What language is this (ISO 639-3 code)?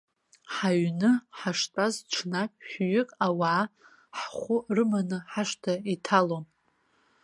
abk